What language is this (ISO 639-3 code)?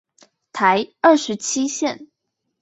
zho